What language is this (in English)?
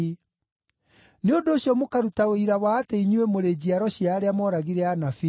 Kikuyu